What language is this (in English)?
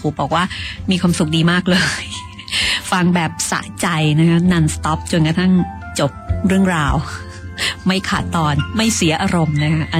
Thai